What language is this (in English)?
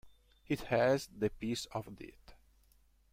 Italian